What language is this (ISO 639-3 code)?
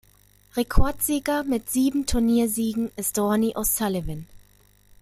deu